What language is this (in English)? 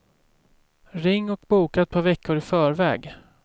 Swedish